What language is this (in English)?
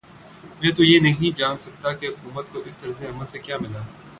Urdu